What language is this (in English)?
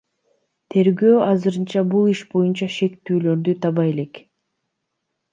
Kyrgyz